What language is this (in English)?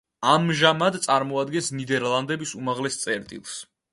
Georgian